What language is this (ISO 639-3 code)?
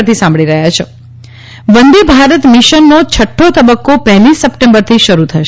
guj